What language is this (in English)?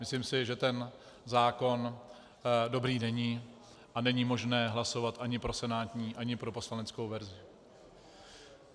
Czech